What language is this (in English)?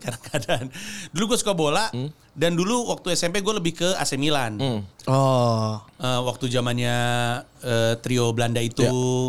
Indonesian